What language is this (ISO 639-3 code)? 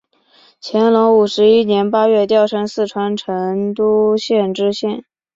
zho